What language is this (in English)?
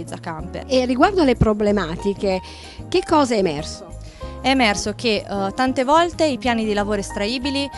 Italian